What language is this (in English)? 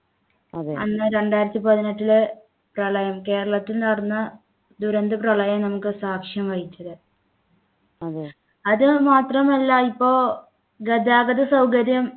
Malayalam